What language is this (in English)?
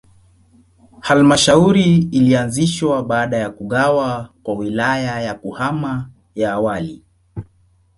Swahili